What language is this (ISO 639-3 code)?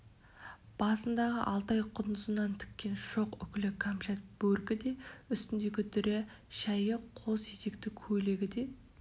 kaz